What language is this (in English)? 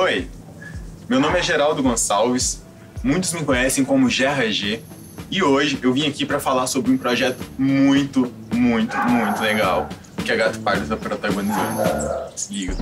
Portuguese